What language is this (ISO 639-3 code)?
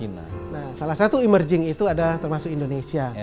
ind